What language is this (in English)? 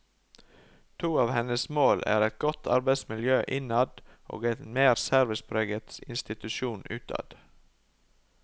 Norwegian